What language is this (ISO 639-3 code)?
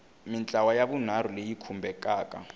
tso